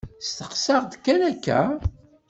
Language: Kabyle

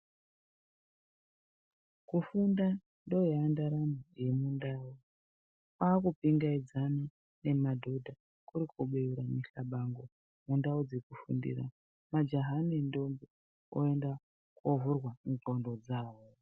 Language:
Ndau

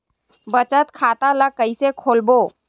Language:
Chhattisgarhi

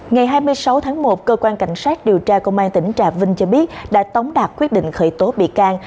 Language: Vietnamese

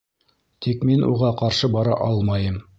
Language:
Bashkir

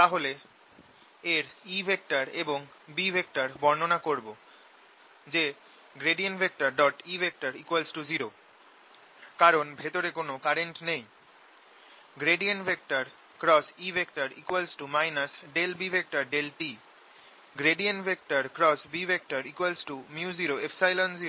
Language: Bangla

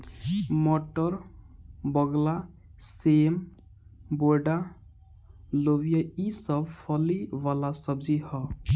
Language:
Bhojpuri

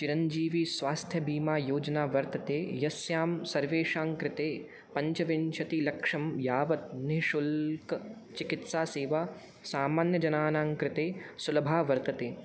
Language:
Sanskrit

